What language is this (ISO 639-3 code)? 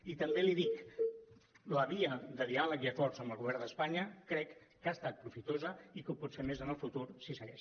cat